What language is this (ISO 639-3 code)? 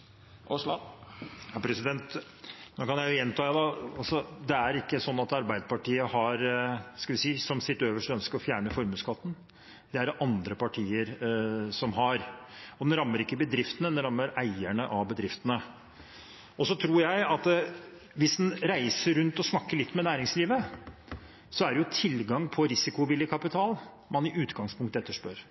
nob